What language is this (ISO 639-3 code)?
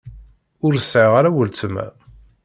kab